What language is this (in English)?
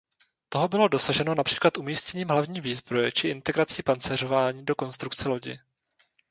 Czech